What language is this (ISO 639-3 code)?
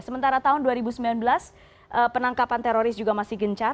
ind